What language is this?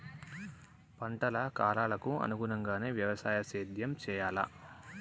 Telugu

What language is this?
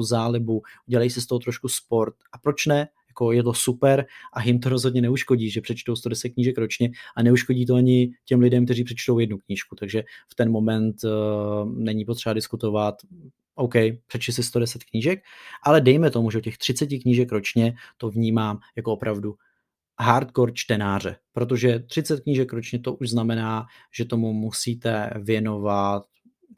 Czech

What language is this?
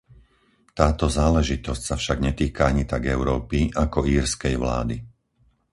Slovak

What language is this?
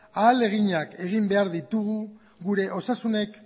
Basque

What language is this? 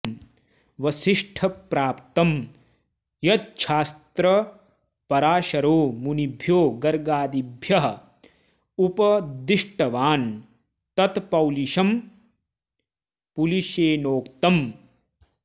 Sanskrit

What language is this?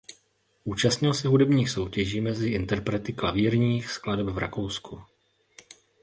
Czech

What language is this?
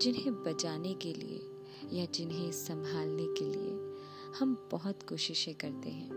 Hindi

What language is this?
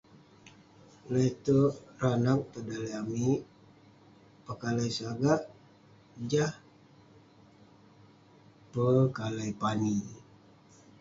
Western Penan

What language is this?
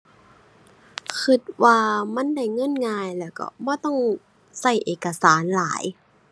Thai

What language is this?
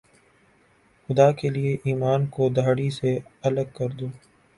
Urdu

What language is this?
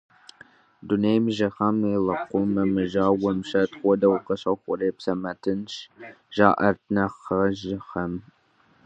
Kabardian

